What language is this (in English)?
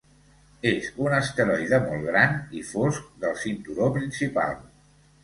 Catalan